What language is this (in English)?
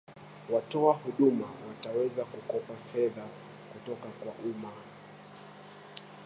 Swahili